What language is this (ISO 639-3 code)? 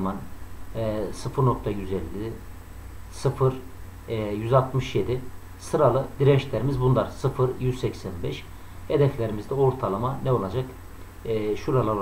tur